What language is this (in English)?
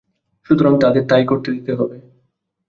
Bangla